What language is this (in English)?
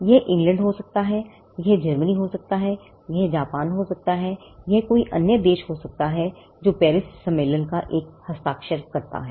Hindi